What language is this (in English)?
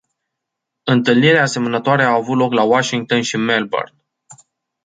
Romanian